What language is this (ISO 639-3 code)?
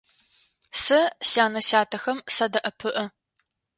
ady